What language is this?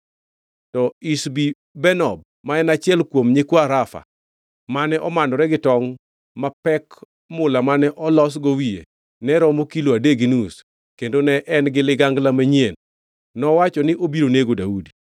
Luo (Kenya and Tanzania)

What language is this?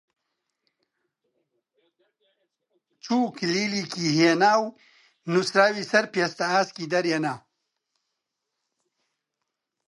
Central Kurdish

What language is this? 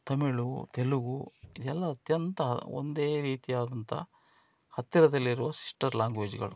Kannada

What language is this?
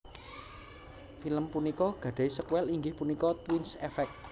Javanese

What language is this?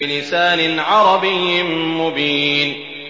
Arabic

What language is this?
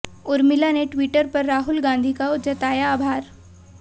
Hindi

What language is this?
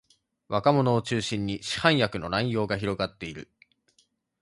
Japanese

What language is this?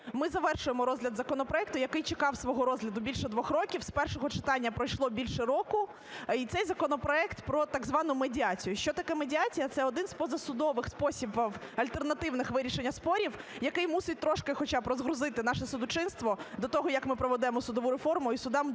Ukrainian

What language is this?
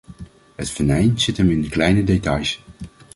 Dutch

